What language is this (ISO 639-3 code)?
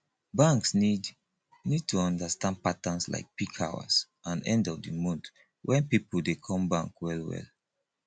pcm